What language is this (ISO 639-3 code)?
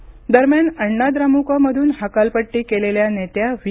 mar